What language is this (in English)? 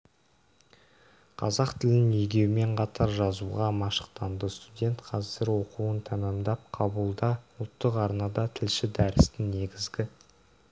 Kazakh